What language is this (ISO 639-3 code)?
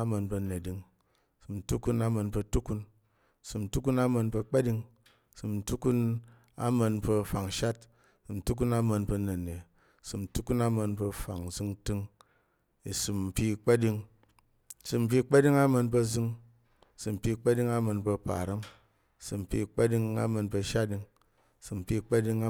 yer